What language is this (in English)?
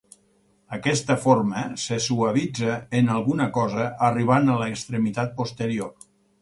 Catalan